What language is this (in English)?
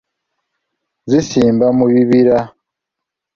Ganda